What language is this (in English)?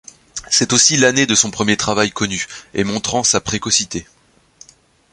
French